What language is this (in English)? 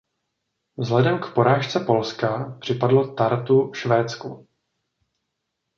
Czech